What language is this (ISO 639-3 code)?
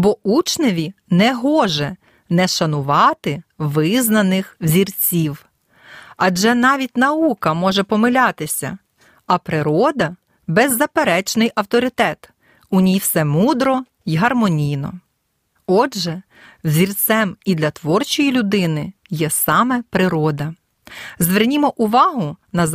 ukr